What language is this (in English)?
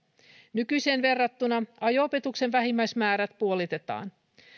Finnish